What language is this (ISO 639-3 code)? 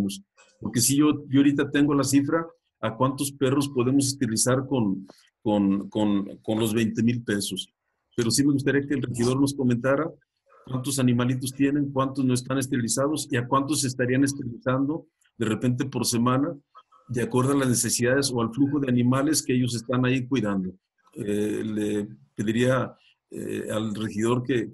spa